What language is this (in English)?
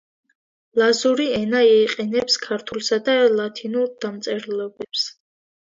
Georgian